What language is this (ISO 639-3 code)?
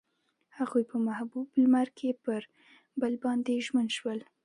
pus